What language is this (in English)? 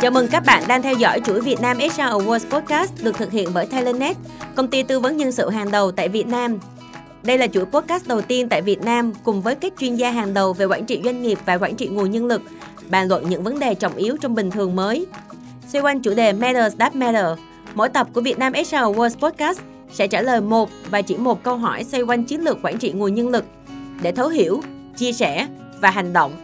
Vietnamese